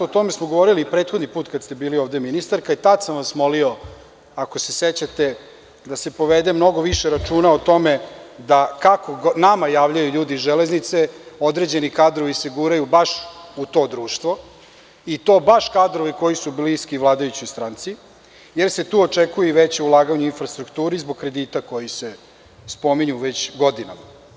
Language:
Serbian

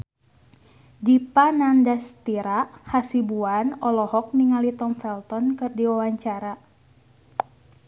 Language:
Sundanese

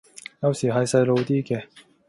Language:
Cantonese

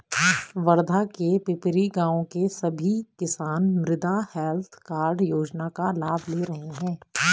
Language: Hindi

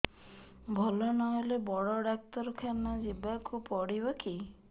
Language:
Odia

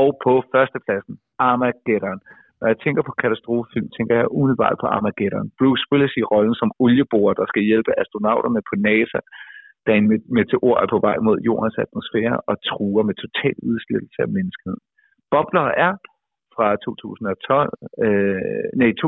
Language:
Danish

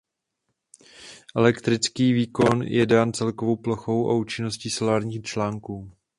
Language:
Czech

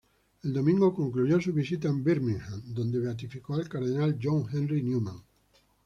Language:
Spanish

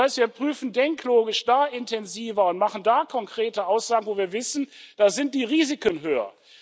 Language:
German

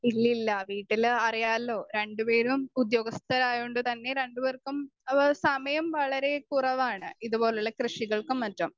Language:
Malayalam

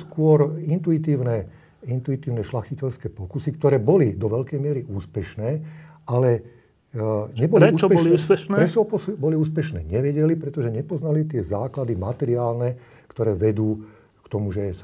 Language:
Slovak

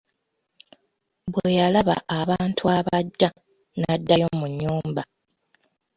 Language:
Ganda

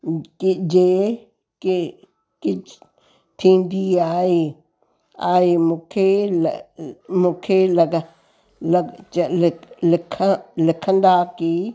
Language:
Sindhi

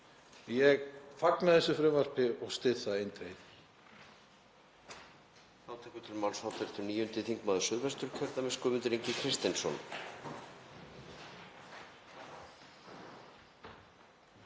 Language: Icelandic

